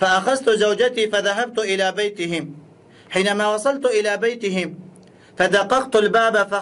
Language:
Arabic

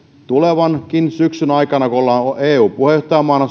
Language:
Finnish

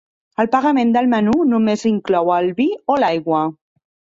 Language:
Catalan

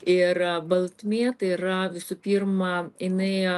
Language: Lithuanian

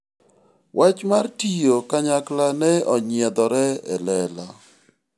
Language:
Luo (Kenya and Tanzania)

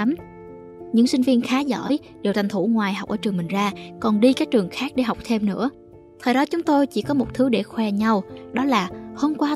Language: Vietnamese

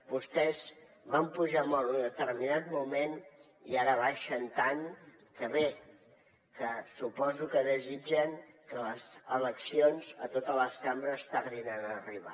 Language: Catalan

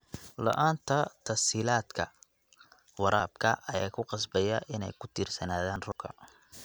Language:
Somali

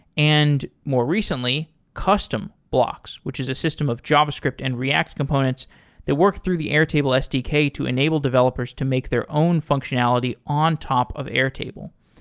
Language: English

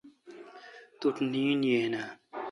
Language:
Kalkoti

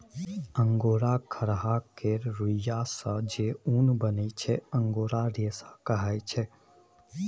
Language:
Maithili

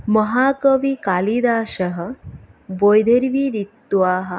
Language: Sanskrit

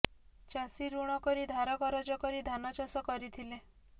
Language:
Odia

